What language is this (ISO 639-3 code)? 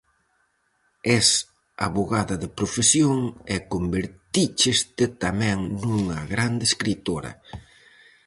glg